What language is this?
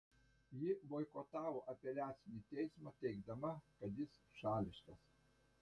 Lithuanian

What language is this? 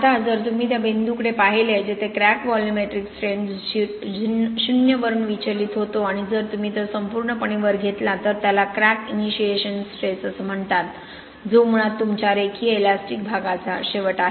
Marathi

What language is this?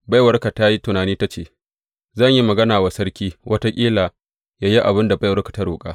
Hausa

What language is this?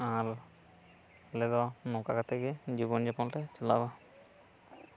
Santali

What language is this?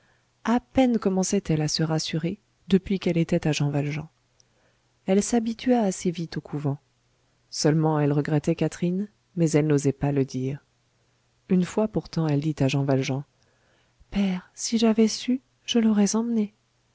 French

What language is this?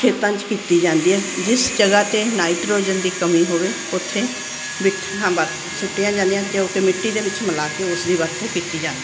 Punjabi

